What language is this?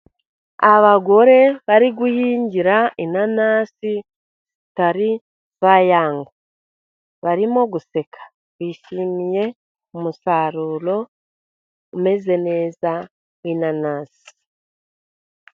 Kinyarwanda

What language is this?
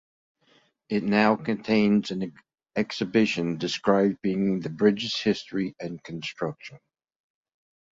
English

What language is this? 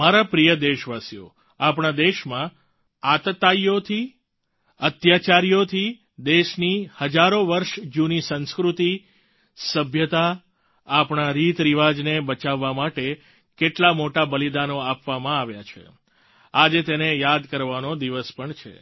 Gujarati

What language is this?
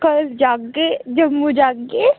Dogri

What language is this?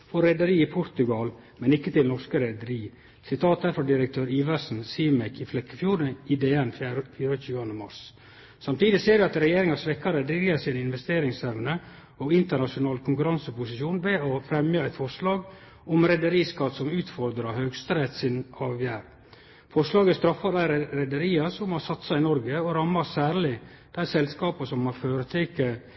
Norwegian Nynorsk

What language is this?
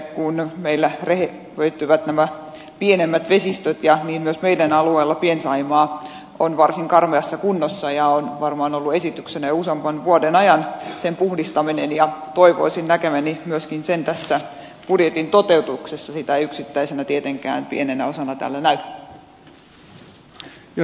Finnish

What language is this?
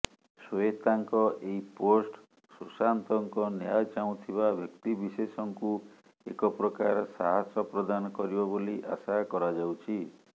Odia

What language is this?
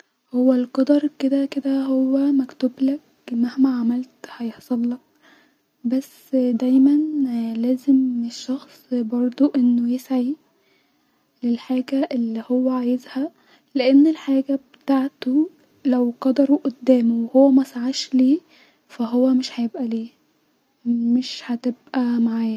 Egyptian Arabic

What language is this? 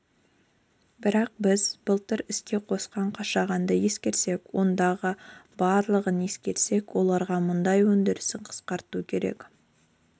Kazakh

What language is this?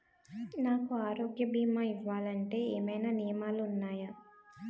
Telugu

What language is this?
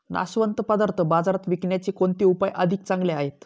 Marathi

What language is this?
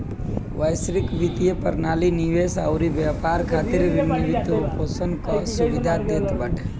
Bhojpuri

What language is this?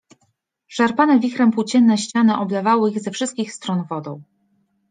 Polish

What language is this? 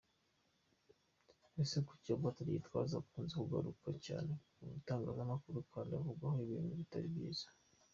Kinyarwanda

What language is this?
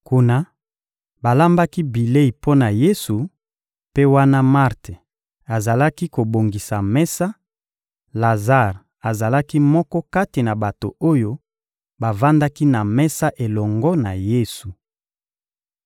Lingala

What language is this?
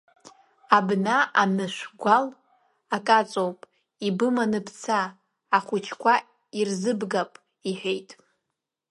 Abkhazian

